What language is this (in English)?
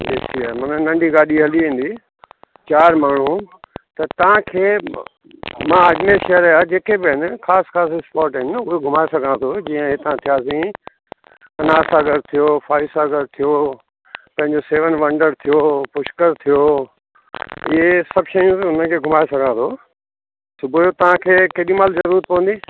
Sindhi